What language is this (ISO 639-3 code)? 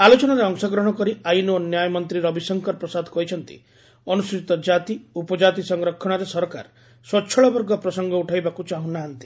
ori